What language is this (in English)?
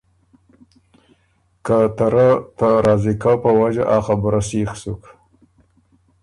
Ormuri